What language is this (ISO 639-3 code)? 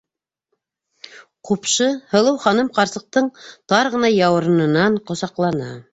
bak